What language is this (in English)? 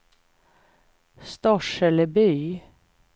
Swedish